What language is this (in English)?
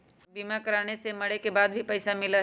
Magahi